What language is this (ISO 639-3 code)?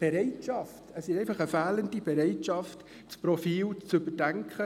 gsw